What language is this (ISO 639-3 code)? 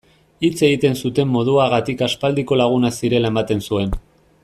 eus